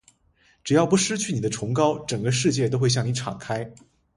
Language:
Chinese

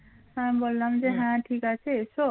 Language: Bangla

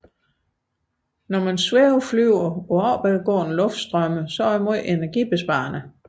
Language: Danish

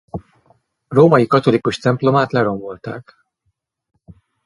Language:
Hungarian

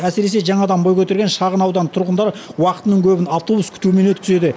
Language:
Kazakh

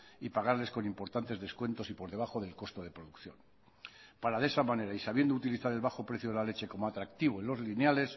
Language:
Spanish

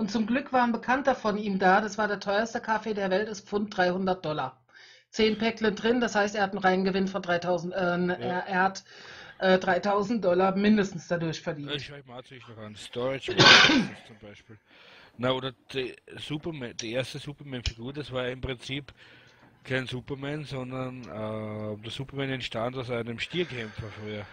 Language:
German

